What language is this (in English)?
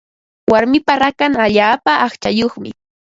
Ambo-Pasco Quechua